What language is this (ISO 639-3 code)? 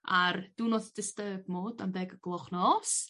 cym